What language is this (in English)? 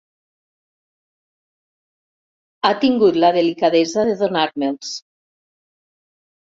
Catalan